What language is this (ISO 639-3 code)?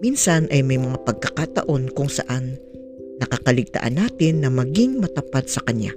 fil